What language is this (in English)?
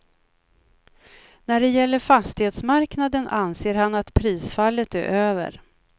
Swedish